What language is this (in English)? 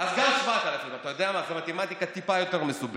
Hebrew